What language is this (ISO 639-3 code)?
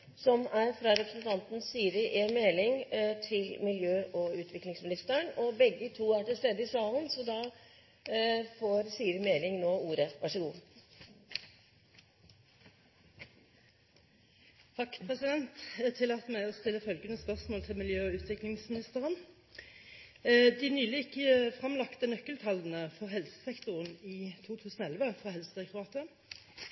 nor